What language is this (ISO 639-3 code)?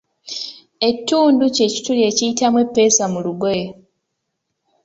lug